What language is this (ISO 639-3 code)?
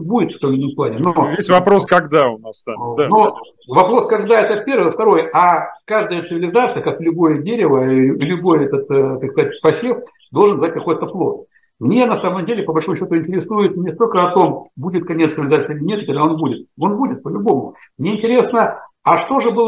rus